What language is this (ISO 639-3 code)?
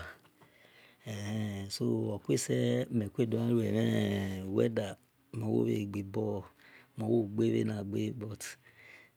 ish